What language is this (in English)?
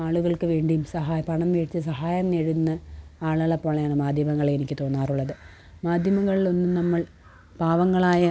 Malayalam